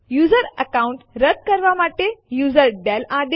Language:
Gujarati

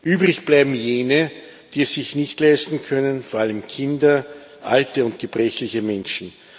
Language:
German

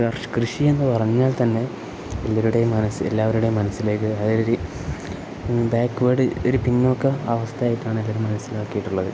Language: Malayalam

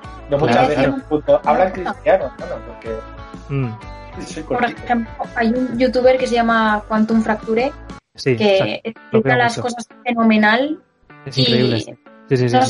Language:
Spanish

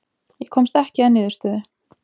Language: Icelandic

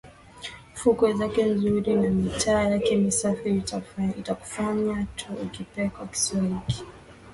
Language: Swahili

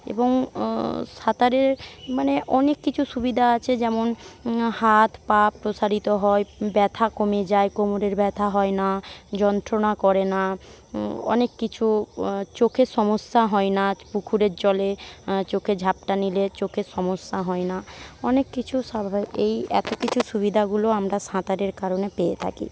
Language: Bangla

